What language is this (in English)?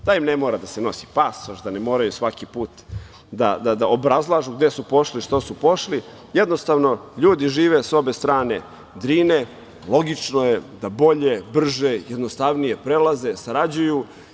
Serbian